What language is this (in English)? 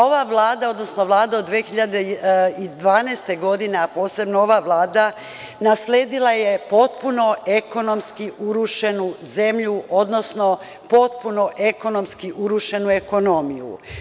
Serbian